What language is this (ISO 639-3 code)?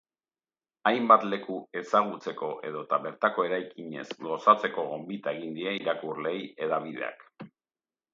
eus